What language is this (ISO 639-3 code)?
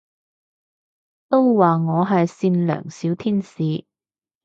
yue